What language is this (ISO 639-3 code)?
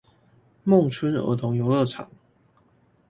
zho